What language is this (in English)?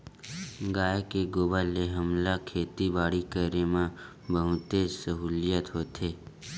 Chhattisgarhi